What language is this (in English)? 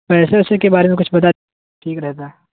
Urdu